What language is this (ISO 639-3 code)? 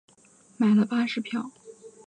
zho